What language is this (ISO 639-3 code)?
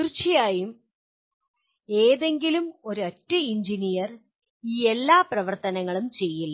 mal